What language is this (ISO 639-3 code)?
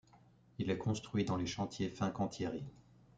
fra